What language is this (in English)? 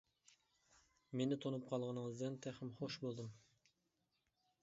Uyghur